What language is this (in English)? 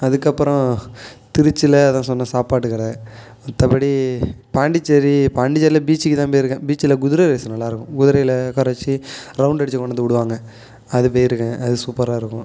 Tamil